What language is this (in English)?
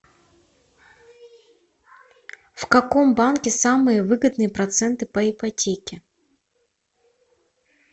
Russian